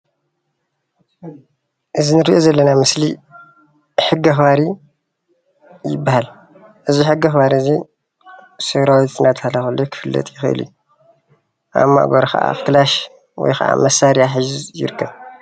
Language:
Tigrinya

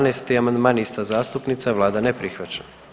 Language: Croatian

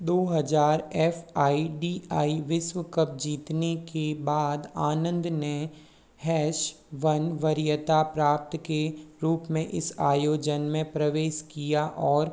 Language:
Hindi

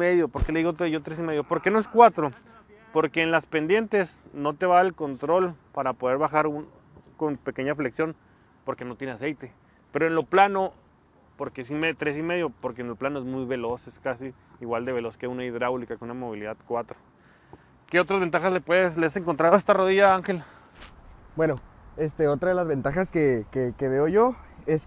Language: Spanish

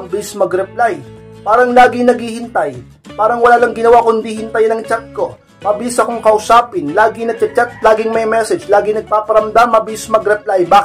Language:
Filipino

